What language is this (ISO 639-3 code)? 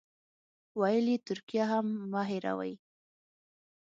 pus